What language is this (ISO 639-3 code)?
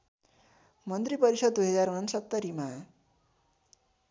nep